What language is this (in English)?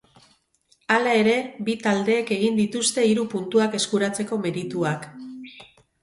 Basque